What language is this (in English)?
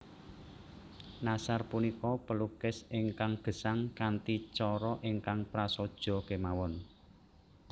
Javanese